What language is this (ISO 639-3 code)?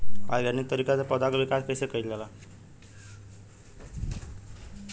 bho